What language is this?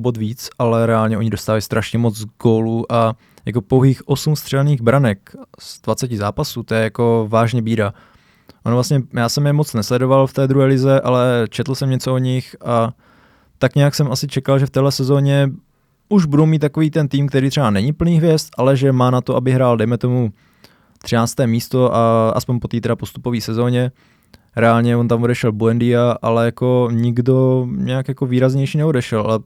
Czech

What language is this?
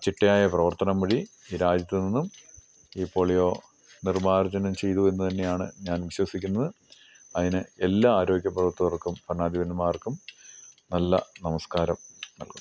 Malayalam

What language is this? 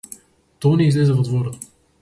Macedonian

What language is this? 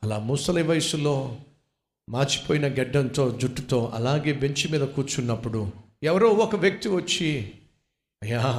Telugu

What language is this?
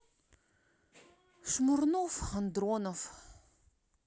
Russian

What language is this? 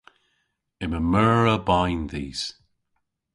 Cornish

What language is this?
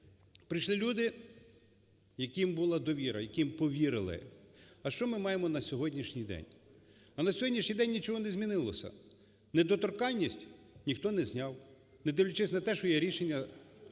Ukrainian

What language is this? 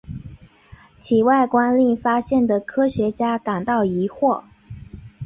Chinese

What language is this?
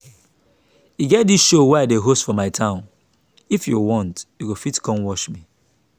Nigerian Pidgin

